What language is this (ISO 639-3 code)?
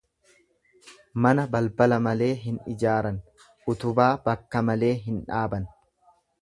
orm